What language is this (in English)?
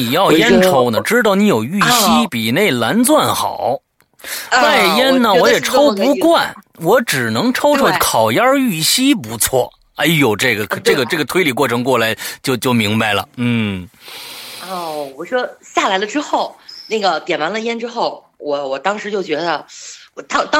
Chinese